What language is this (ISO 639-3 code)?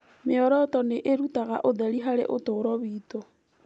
kik